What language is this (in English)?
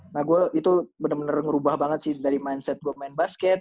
Indonesian